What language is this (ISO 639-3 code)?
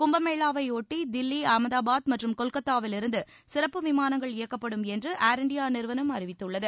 tam